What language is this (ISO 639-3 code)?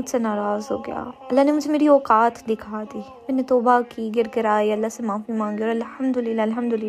urd